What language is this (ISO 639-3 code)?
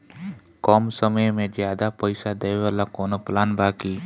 bho